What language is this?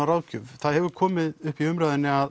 Icelandic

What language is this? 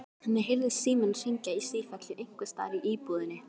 Icelandic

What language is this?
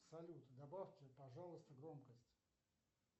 Russian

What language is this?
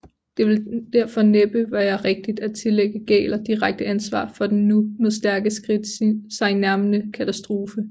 Danish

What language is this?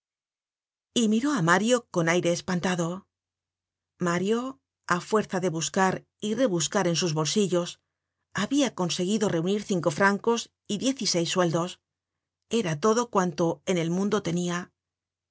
Spanish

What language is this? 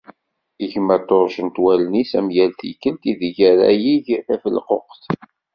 Kabyle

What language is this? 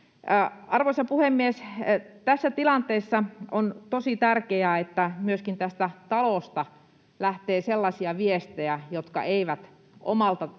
Finnish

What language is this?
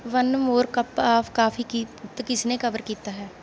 Punjabi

